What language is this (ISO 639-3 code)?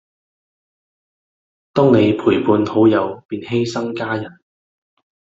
yue